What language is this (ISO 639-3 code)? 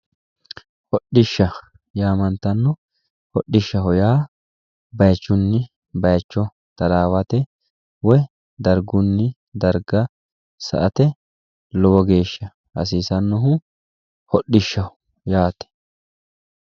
sid